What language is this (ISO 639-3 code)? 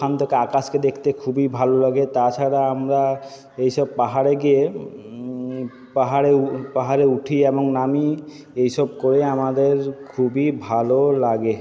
ben